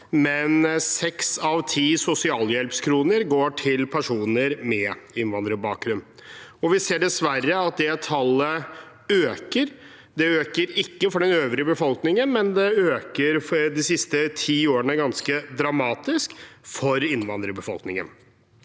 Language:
Norwegian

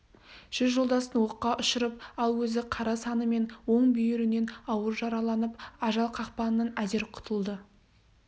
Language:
Kazakh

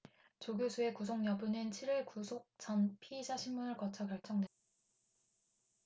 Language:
Korean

